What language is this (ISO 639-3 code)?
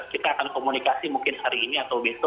ind